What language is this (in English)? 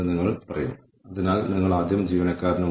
Malayalam